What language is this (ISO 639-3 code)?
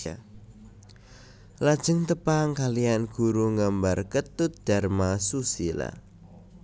jav